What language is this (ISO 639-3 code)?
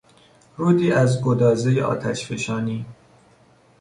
fas